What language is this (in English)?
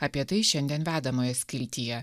Lithuanian